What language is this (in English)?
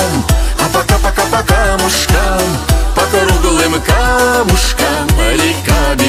Russian